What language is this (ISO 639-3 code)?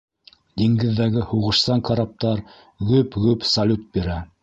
bak